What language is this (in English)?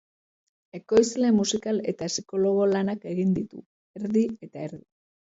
Basque